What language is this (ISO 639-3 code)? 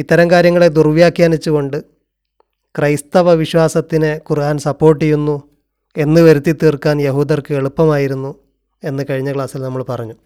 mal